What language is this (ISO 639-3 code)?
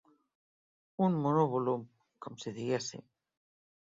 cat